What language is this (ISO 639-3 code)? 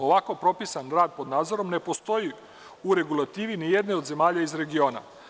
srp